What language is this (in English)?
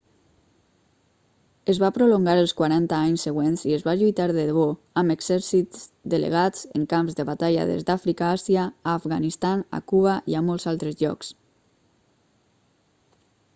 Catalan